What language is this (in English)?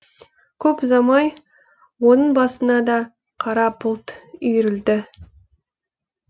Kazakh